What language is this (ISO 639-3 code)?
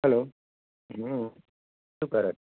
guj